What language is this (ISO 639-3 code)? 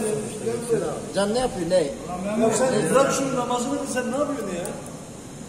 tur